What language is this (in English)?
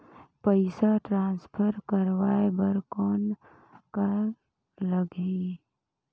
Chhattisgarhi